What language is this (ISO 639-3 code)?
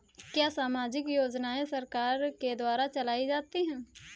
hin